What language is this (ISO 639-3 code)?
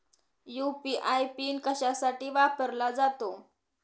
mar